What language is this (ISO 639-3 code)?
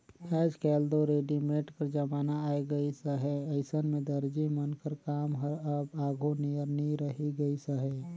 hne